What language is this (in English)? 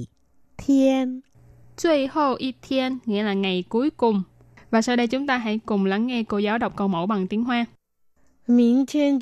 Vietnamese